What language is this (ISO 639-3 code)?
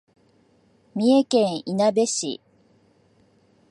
jpn